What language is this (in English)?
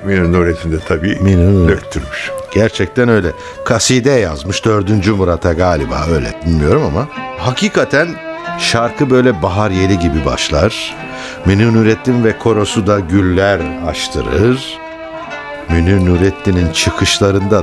Turkish